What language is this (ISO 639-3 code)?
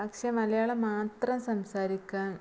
mal